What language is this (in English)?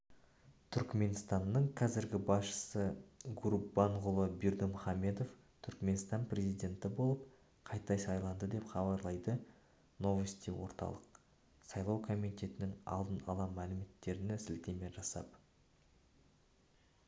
Kazakh